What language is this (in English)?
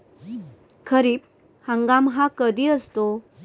Marathi